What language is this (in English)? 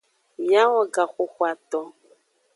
Aja (Benin)